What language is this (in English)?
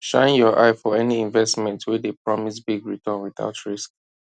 Nigerian Pidgin